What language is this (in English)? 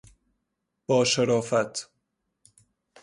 Persian